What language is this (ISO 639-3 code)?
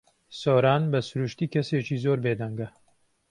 ckb